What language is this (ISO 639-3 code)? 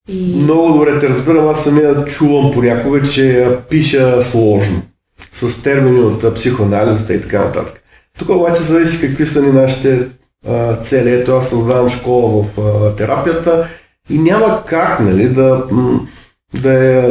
bul